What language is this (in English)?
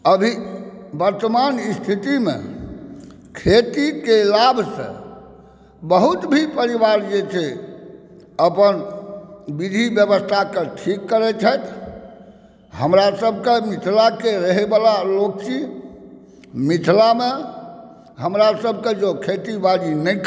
Maithili